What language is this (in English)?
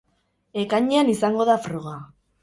Basque